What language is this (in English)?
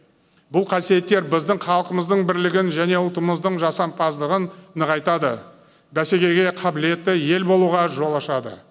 Kazakh